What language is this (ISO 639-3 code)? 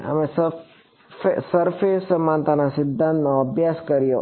guj